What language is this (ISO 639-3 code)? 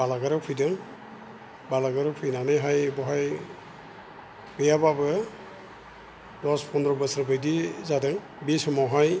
brx